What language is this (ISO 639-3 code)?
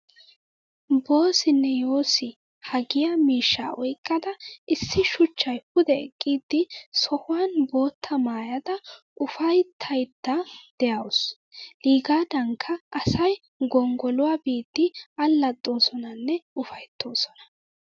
wal